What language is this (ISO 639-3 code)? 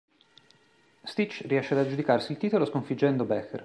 ita